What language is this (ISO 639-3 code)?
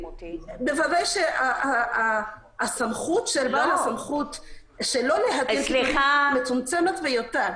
heb